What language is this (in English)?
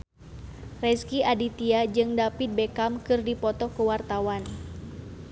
Sundanese